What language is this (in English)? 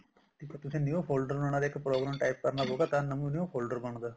Punjabi